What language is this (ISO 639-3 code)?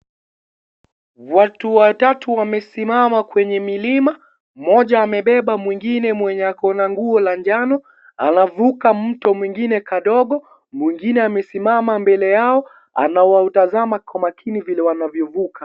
swa